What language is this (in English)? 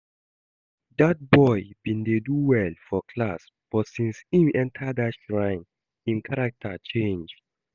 Nigerian Pidgin